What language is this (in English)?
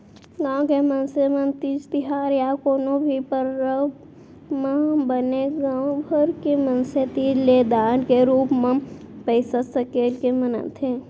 Chhattisgarhi